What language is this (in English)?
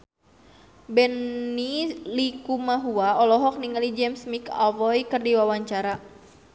Sundanese